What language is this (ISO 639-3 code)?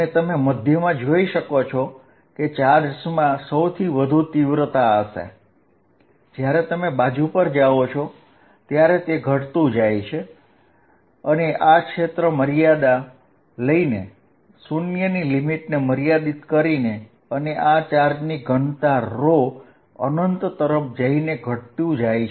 guj